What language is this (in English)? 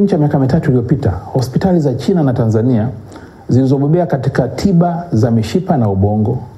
Swahili